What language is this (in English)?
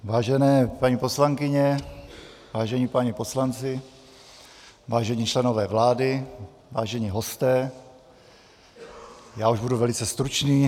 Czech